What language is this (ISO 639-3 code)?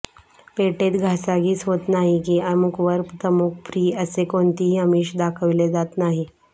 mar